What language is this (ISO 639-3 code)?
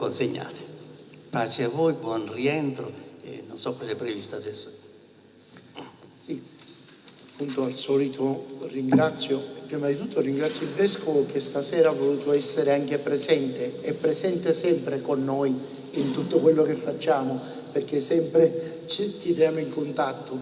ita